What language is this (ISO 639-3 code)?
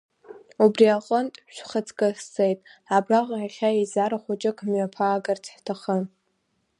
abk